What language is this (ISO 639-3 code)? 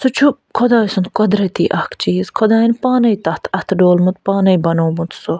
kas